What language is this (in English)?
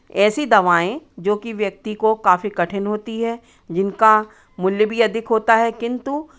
Hindi